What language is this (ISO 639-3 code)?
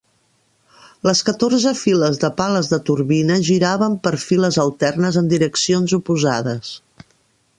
cat